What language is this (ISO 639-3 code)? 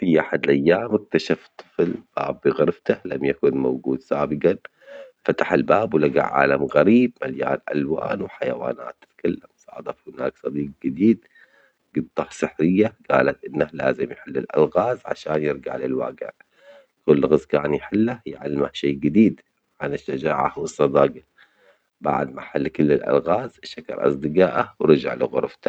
acx